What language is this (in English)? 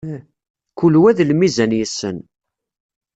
Kabyle